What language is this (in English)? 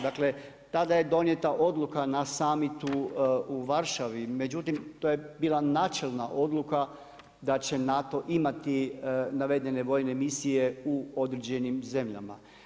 Croatian